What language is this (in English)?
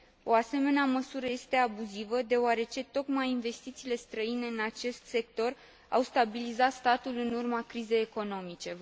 Romanian